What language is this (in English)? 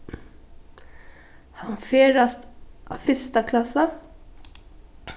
Faroese